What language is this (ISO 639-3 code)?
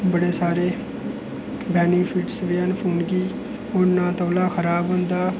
doi